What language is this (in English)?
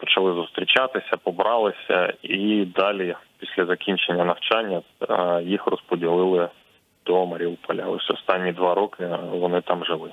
Ukrainian